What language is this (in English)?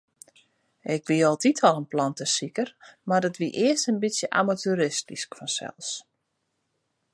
Western Frisian